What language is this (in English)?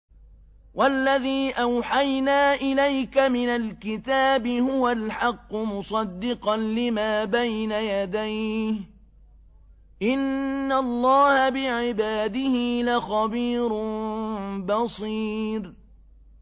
Arabic